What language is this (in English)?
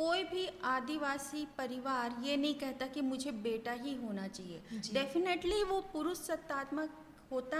Hindi